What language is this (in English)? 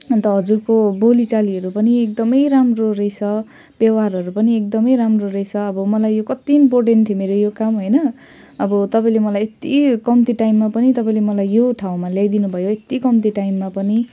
Nepali